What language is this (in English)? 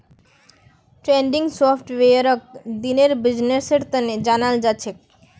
Magahi